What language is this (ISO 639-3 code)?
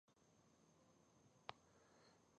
pus